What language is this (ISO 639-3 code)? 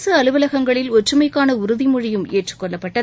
tam